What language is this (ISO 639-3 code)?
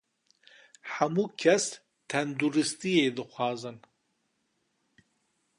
kur